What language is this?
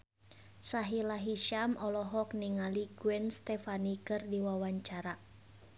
Sundanese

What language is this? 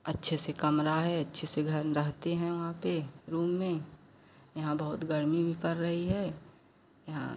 Hindi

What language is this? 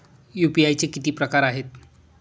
Marathi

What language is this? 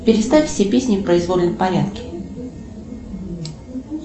Russian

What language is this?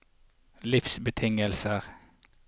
Norwegian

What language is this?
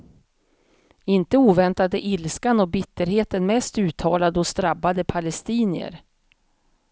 Swedish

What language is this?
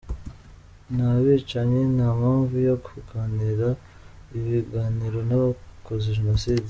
Kinyarwanda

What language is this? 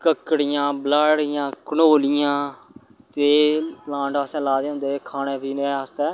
Dogri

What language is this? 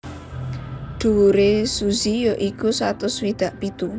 Javanese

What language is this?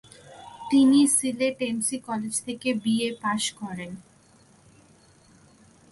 Bangla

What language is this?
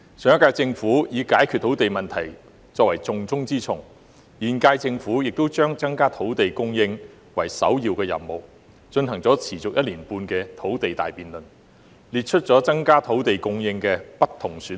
Cantonese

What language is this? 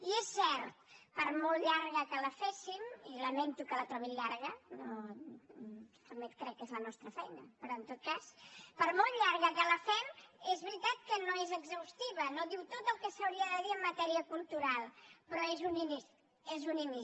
Catalan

